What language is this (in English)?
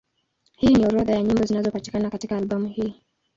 Swahili